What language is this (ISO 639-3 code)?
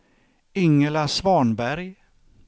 swe